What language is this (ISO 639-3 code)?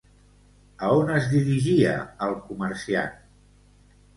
cat